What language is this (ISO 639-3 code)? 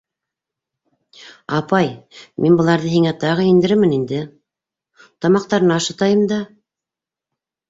bak